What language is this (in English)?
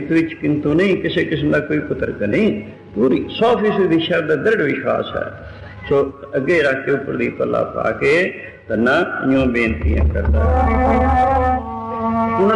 Arabic